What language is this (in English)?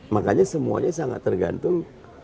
Indonesian